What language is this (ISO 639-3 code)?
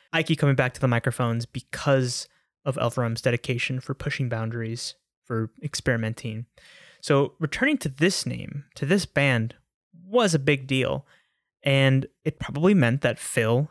eng